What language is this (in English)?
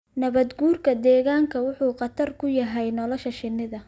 Somali